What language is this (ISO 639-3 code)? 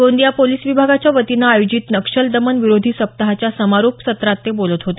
mar